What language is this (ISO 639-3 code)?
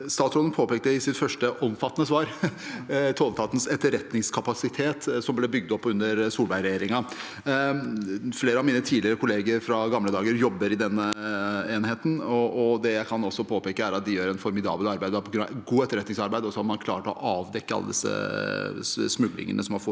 nor